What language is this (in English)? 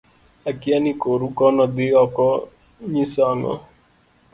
Luo (Kenya and Tanzania)